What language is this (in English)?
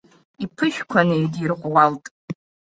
Abkhazian